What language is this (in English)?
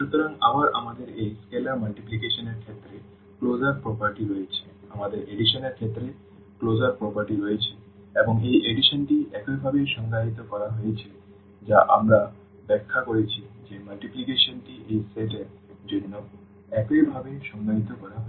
Bangla